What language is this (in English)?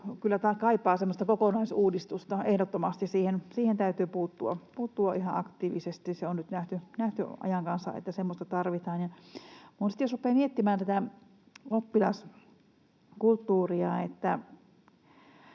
Finnish